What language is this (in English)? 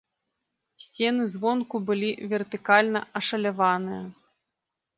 Belarusian